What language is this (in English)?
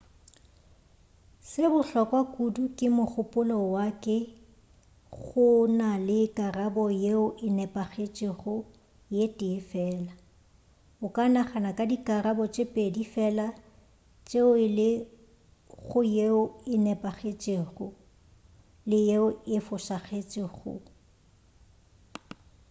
Northern Sotho